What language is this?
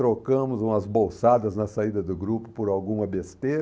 Portuguese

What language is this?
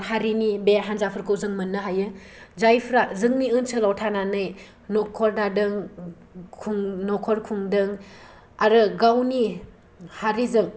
Bodo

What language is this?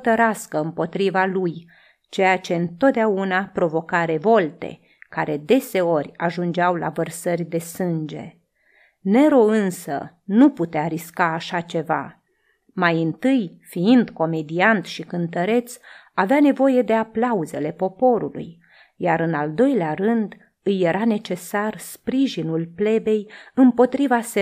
Romanian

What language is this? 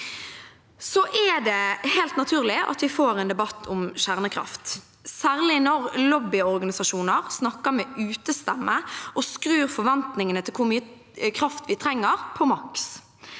Norwegian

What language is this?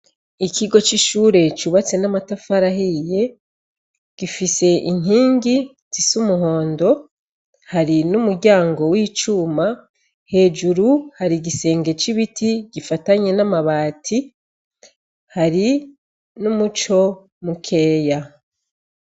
Rundi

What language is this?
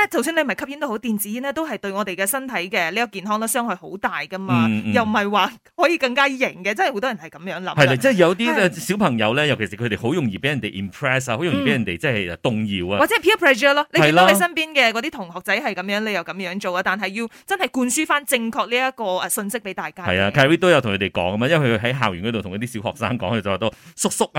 Chinese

